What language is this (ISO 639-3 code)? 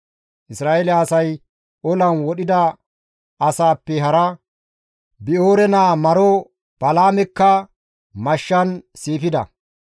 gmv